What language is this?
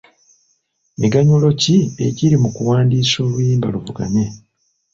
Ganda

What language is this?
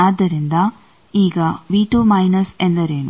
Kannada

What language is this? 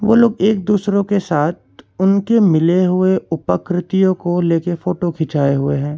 Hindi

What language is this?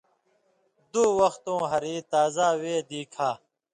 Indus Kohistani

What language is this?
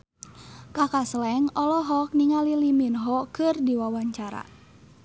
Sundanese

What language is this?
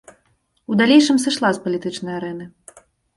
Belarusian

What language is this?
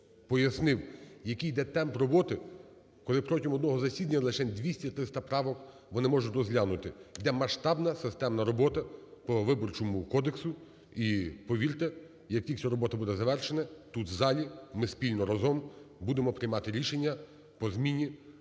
Ukrainian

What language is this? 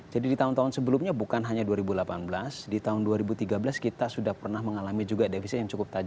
Indonesian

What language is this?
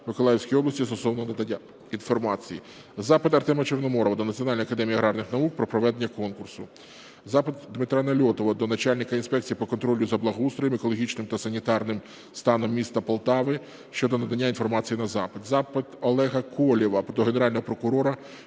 Ukrainian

